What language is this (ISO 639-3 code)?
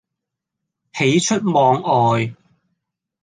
yue